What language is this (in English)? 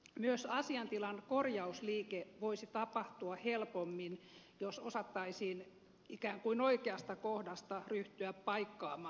Finnish